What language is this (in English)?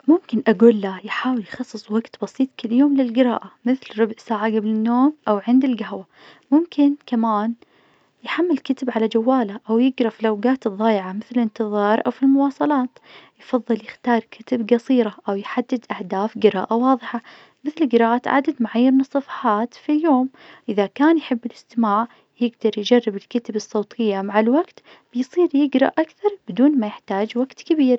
Najdi Arabic